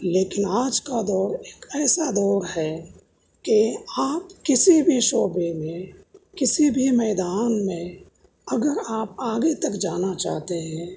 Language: Urdu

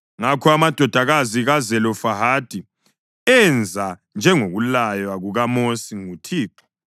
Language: North Ndebele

